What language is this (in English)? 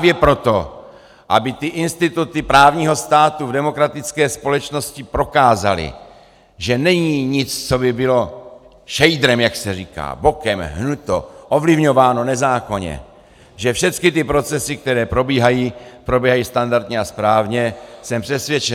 Czech